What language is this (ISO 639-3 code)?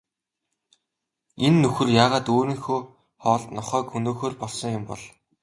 mon